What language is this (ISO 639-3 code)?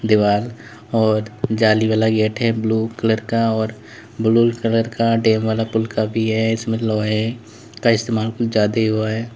hin